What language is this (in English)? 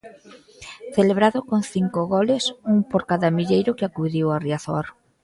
Galician